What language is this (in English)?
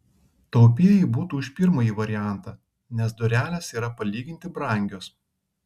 Lithuanian